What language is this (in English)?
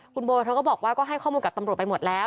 Thai